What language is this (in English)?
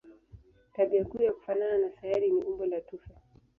Swahili